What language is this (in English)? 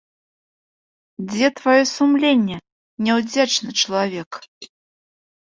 Belarusian